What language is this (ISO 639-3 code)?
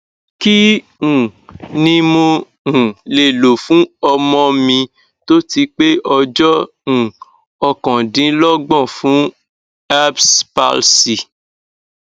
yor